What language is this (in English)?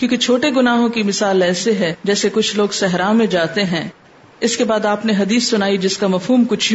Urdu